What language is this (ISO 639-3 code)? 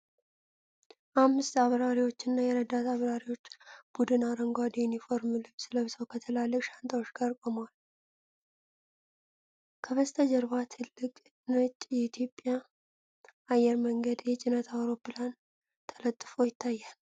amh